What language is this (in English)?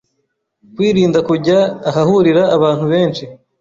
Kinyarwanda